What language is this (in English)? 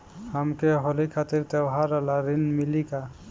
Bhojpuri